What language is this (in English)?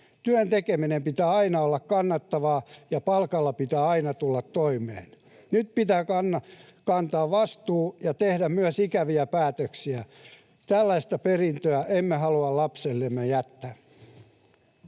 Finnish